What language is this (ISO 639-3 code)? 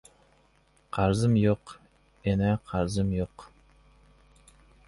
uzb